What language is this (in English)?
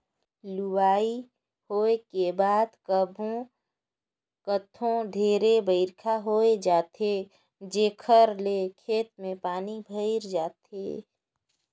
Chhattisgarhi